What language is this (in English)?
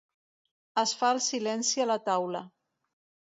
Catalan